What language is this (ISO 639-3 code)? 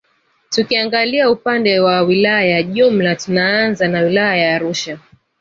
swa